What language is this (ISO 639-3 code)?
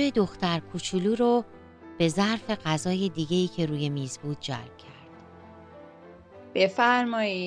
fas